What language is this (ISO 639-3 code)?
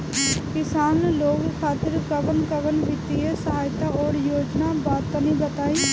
bho